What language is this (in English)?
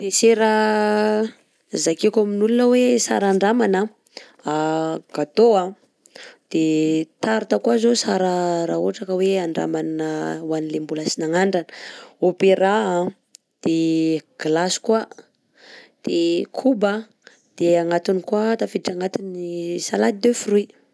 Southern Betsimisaraka Malagasy